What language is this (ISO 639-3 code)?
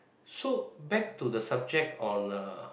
eng